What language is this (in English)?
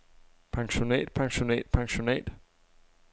Danish